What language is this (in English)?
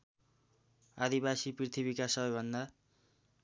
Nepali